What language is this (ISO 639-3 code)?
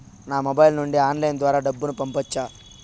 tel